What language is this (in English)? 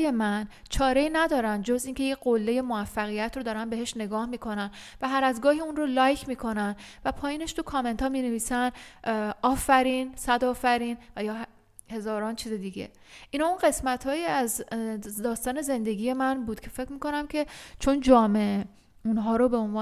Persian